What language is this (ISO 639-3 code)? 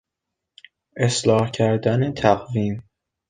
fas